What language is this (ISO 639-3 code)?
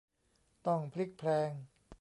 tha